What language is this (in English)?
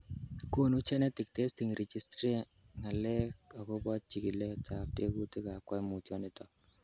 Kalenjin